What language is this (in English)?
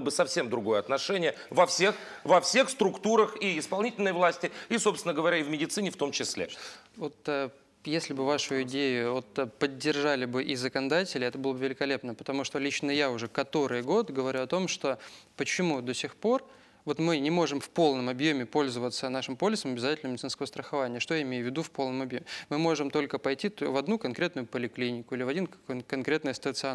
Russian